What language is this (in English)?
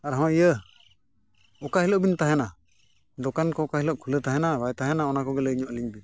Santali